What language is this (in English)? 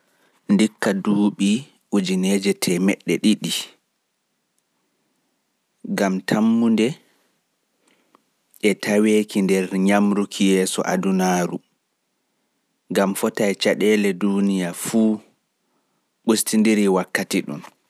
Pular